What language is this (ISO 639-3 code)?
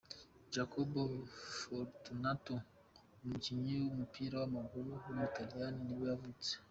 kin